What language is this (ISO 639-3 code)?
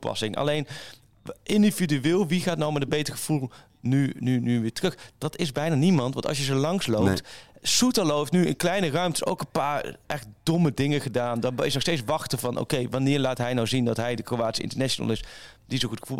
nld